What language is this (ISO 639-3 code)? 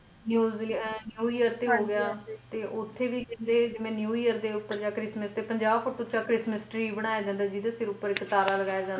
pan